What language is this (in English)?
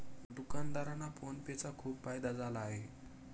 Marathi